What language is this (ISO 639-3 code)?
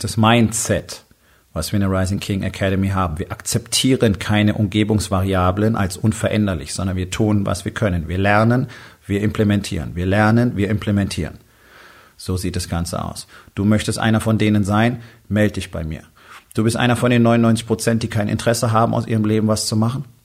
deu